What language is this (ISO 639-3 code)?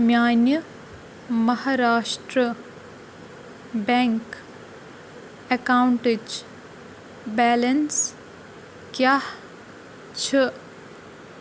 kas